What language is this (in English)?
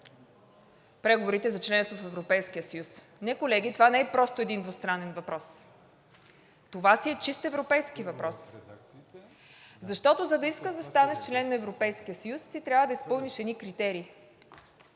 Bulgarian